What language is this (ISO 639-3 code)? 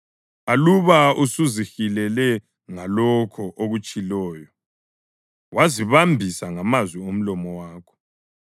nde